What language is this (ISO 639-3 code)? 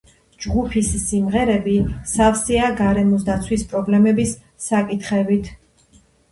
kat